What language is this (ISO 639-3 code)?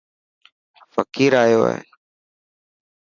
mki